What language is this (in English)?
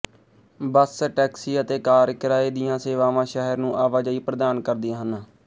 Punjabi